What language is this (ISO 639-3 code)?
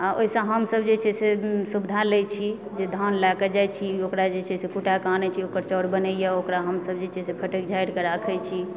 mai